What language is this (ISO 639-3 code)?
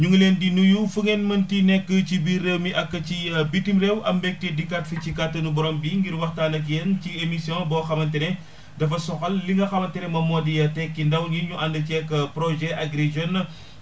wol